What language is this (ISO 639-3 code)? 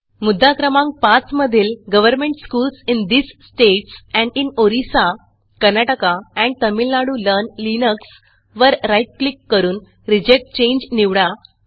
mar